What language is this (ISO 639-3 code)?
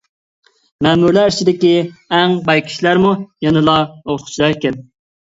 uig